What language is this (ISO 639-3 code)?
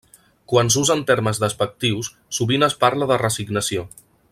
cat